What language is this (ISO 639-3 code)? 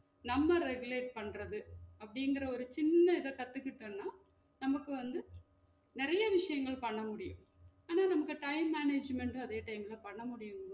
tam